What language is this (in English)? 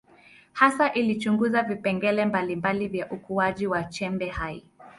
Swahili